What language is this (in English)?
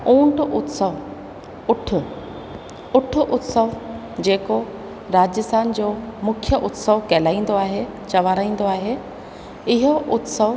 Sindhi